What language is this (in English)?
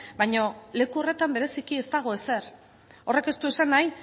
Basque